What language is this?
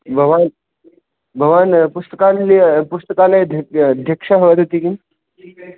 Sanskrit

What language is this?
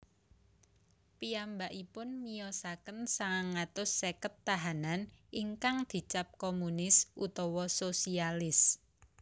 Javanese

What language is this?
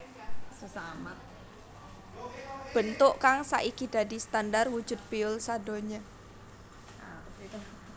Javanese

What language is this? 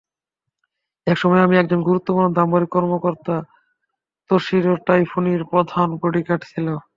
Bangla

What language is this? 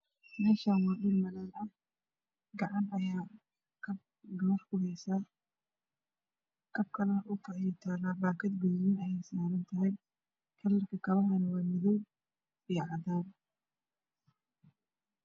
Somali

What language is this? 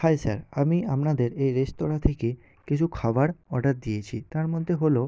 Bangla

